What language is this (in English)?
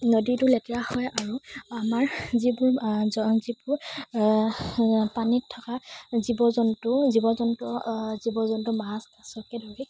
Assamese